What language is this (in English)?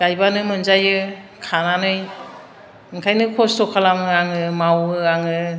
Bodo